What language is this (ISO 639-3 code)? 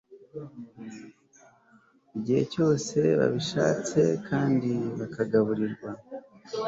kin